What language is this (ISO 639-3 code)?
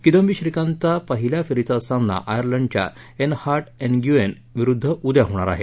mar